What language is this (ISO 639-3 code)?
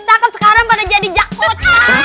ind